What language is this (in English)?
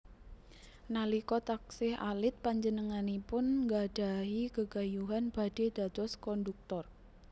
Javanese